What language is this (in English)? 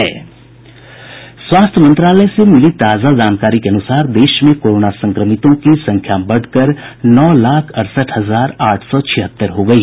Hindi